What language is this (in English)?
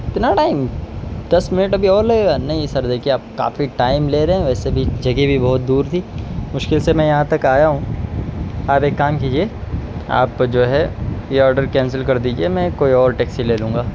Urdu